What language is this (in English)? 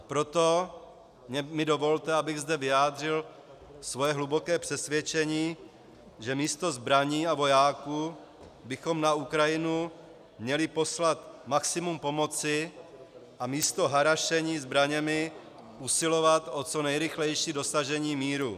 Czech